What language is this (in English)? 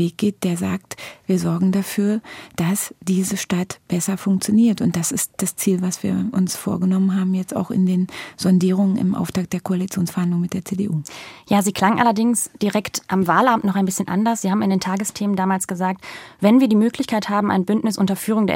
German